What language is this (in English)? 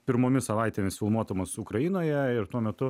Lithuanian